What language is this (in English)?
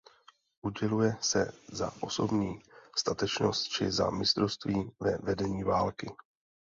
Czech